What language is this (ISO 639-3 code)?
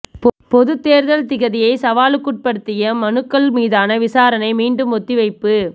tam